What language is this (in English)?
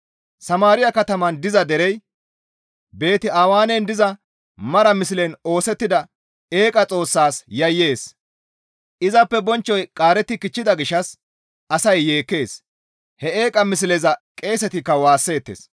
Gamo